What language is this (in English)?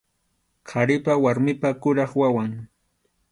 Arequipa-La Unión Quechua